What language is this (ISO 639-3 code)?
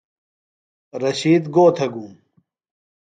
phl